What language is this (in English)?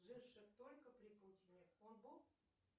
Russian